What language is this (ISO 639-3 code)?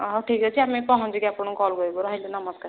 ori